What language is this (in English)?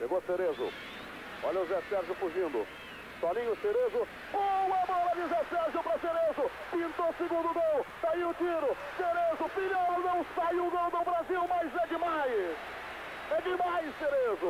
Portuguese